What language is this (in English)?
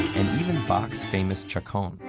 English